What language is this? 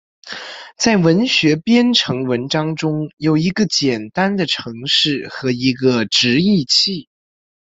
Chinese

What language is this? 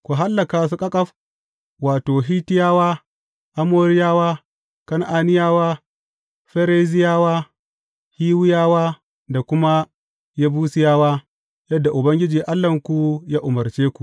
Hausa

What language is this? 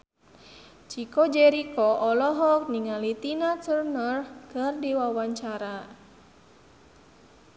Sundanese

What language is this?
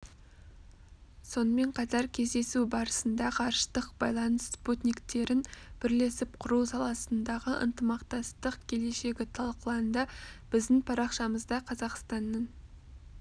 Kazakh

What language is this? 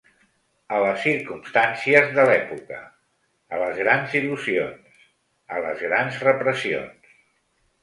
Catalan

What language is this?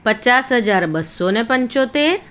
Gujarati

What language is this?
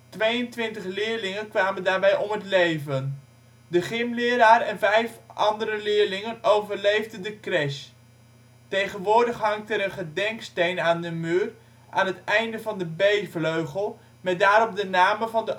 Dutch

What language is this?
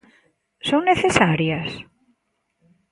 Galician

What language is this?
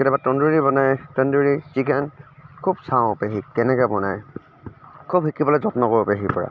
Assamese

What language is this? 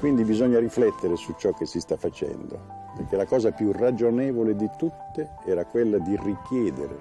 Italian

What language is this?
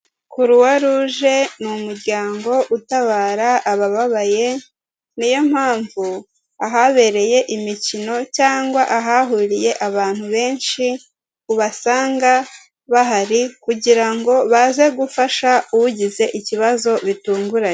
Kinyarwanda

